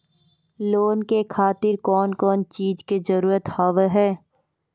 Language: Maithili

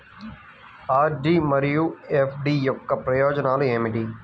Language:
Telugu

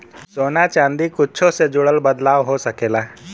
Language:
Bhojpuri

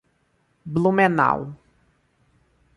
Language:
Portuguese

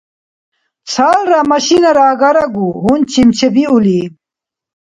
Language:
Dargwa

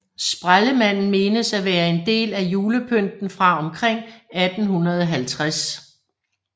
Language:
Danish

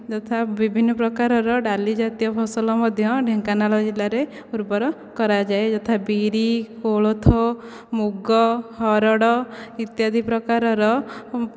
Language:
Odia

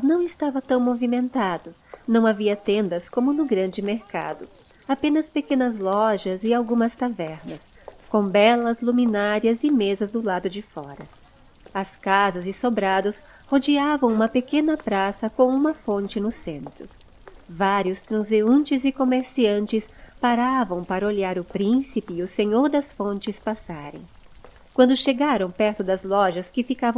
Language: Portuguese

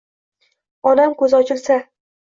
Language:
Uzbek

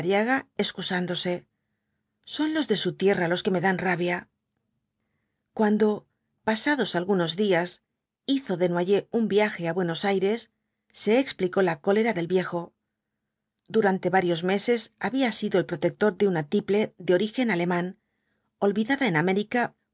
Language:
Spanish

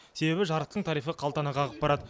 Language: Kazakh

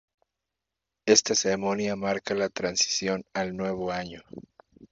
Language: Spanish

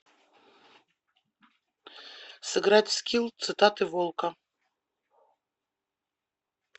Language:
Russian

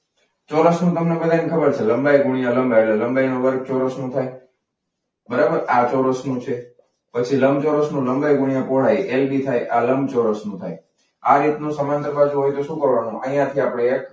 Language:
Gujarati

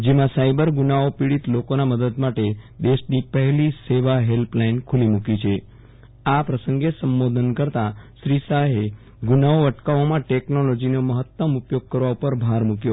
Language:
Gujarati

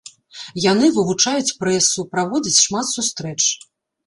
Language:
Belarusian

